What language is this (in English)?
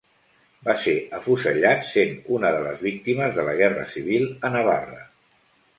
Catalan